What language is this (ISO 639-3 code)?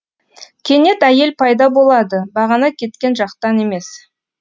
kaz